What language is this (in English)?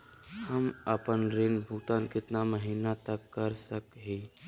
Magahi